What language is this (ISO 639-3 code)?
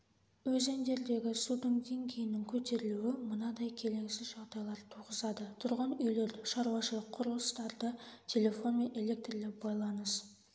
kaz